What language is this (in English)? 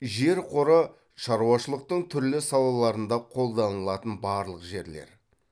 Kazakh